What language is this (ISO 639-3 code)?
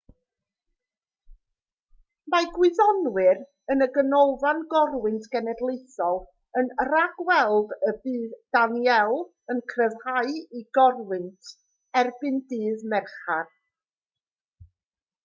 cym